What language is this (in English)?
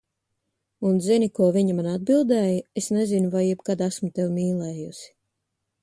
Latvian